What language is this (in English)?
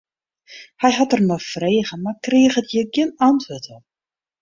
Western Frisian